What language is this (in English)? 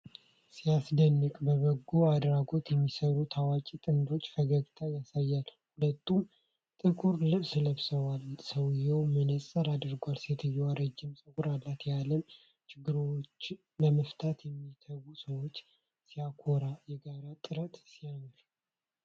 Amharic